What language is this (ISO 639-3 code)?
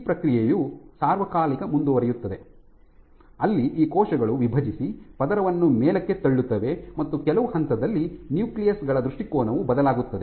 kan